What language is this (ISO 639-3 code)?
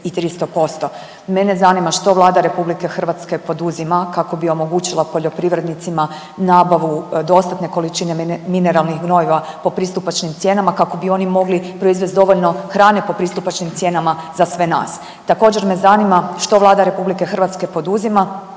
hrv